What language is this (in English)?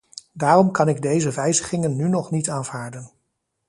Dutch